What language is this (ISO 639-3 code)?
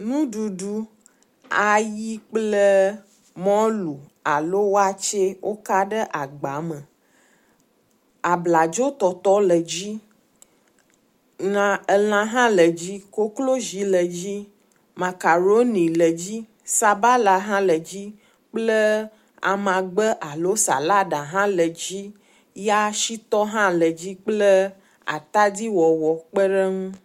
ewe